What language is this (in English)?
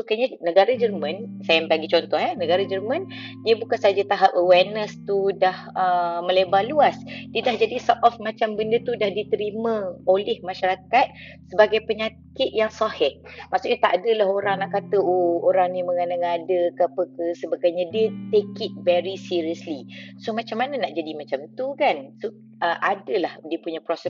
Malay